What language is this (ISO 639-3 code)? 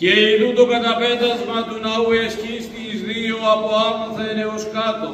ell